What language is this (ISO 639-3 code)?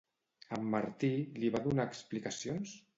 cat